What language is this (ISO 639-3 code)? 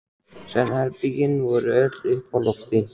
isl